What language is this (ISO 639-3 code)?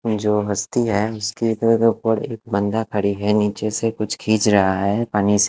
hin